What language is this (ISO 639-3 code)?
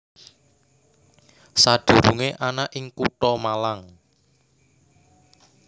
jav